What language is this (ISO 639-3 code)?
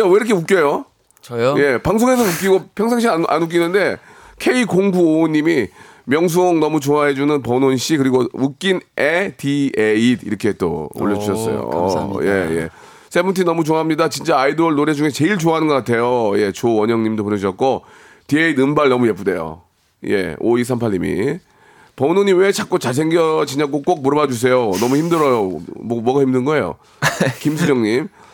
kor